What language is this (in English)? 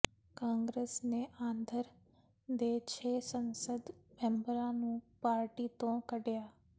Punjabi